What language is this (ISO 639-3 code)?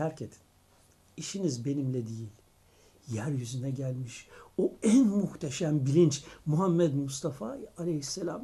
tur